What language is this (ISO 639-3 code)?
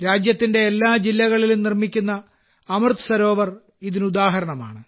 mal